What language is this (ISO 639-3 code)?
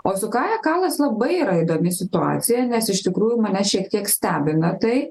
lit